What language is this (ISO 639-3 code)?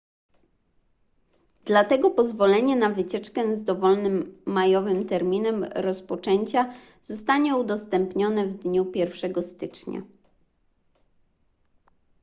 pol